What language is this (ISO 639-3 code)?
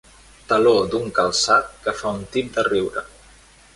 cat